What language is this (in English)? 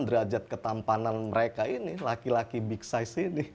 Indonesian